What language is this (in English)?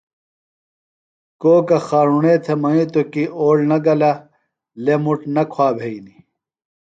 Phalura